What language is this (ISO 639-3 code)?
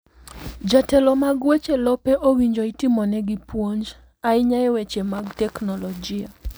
luo